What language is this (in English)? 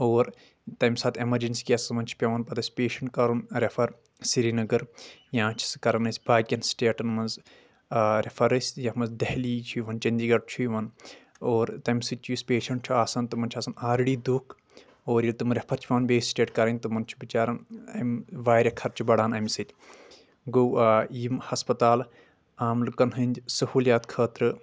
Kashmiri